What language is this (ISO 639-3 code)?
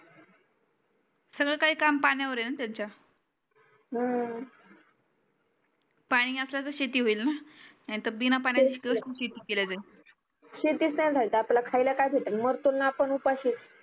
mar